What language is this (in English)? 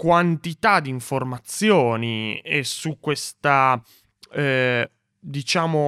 Italian